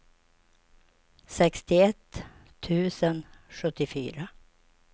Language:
Swedish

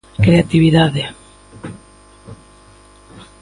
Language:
Galician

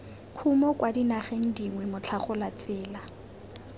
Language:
Tswana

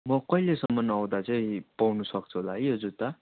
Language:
Nepali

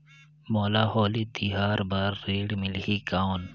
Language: Chhattisgarhi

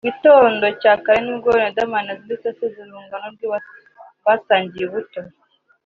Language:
Kinyarwanda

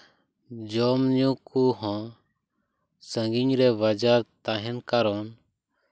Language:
Santali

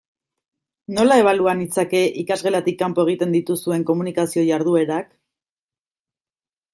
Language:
Basque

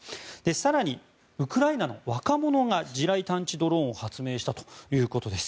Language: Japanese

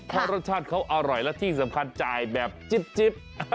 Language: Thai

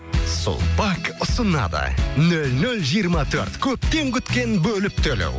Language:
Kazakh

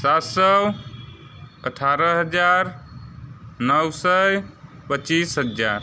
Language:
Hindi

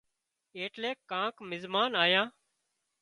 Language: Wadiyara Koli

